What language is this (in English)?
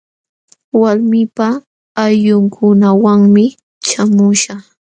Jauja Wanca Quechua